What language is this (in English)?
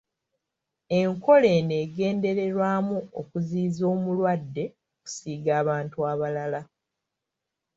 Ganda